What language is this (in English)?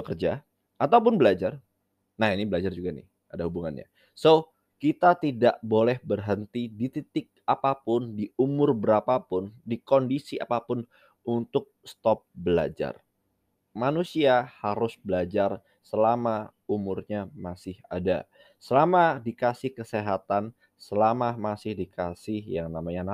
Indonesian